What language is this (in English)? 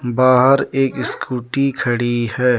Hindi